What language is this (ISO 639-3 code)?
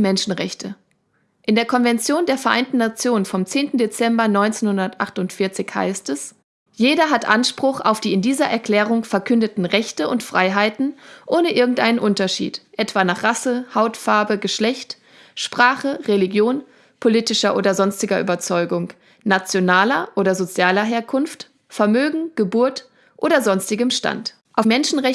deu